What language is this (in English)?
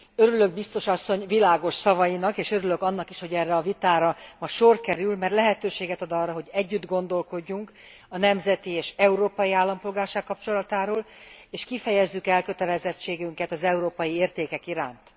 Hungarian